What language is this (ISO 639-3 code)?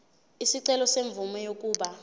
zul